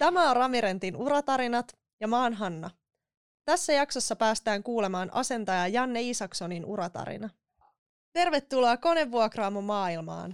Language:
Finnish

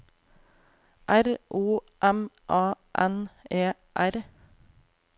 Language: Norwegian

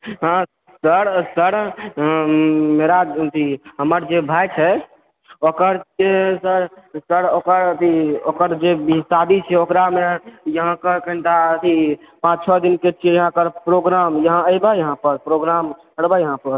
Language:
Maithili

